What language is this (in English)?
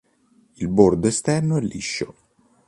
Italian